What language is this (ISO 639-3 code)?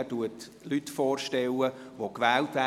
gsw